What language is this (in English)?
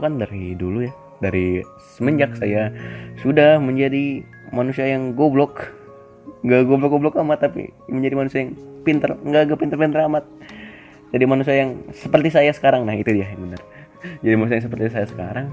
Indonesian